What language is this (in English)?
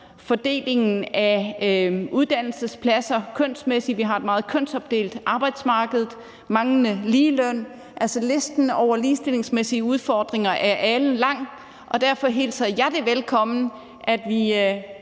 Danish